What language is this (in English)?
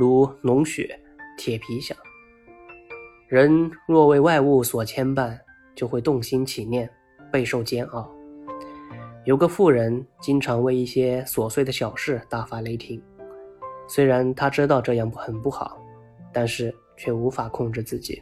Chinese